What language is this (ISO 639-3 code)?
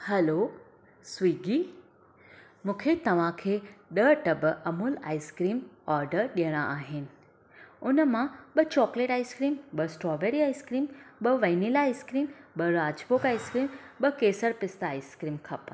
snd